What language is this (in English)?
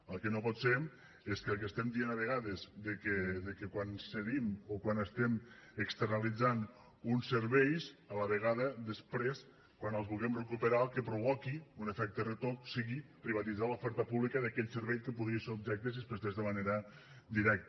Catalan